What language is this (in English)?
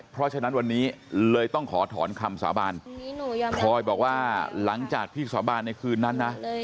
Thai